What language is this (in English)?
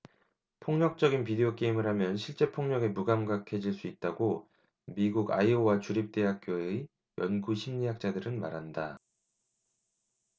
Korean